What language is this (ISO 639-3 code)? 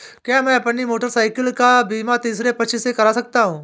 hin